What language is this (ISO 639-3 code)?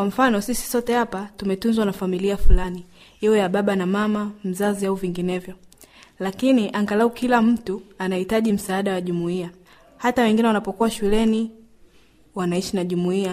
swa